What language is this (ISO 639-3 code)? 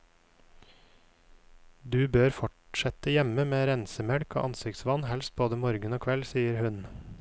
nor